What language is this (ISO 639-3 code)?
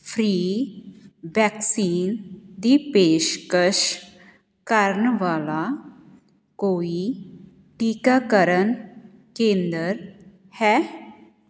pan